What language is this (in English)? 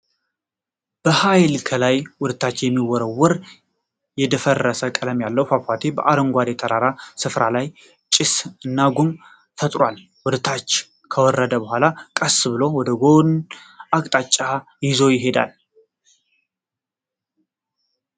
Amharic